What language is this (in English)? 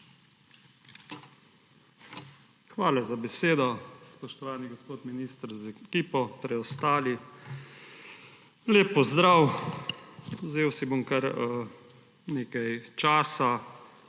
Slovenian